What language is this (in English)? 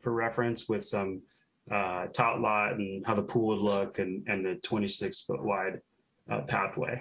English